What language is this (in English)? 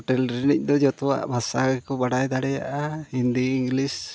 Santali